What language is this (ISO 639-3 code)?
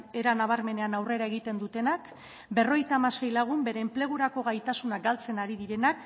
eus